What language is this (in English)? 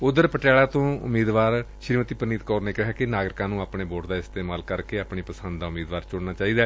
Punjabi